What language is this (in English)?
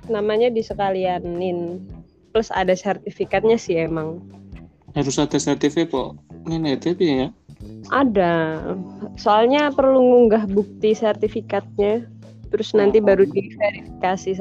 Indonesian